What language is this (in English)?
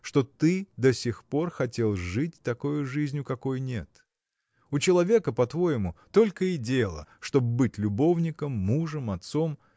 Russian